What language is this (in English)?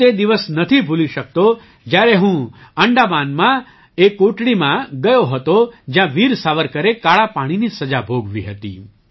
Gujarati